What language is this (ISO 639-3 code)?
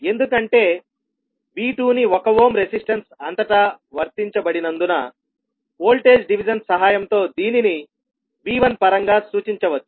tel